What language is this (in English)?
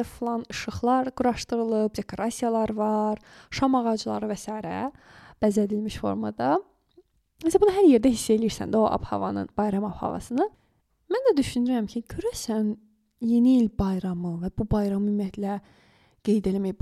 Turkish